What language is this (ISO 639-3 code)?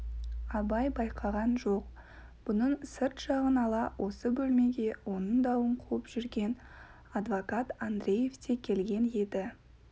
kaz